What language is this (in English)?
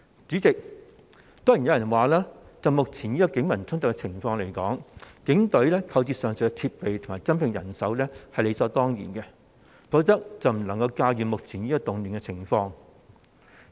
Cantonese